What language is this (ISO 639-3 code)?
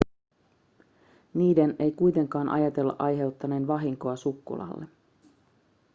fin